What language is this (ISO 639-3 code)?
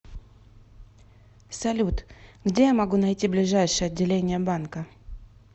rus